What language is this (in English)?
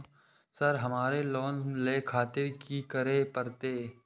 Maithili